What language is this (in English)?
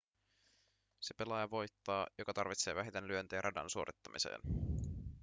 Finnish